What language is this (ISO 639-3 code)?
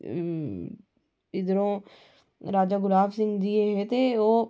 doi